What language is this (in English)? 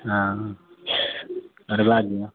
Maithili